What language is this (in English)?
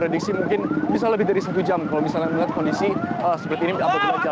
Indonesian